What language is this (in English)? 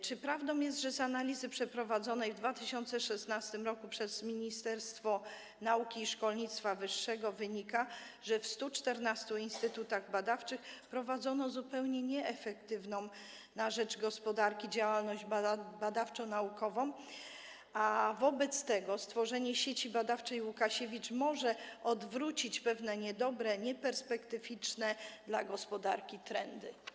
Polish